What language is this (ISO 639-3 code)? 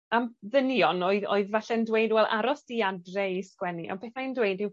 cym